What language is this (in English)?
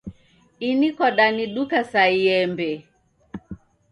Taita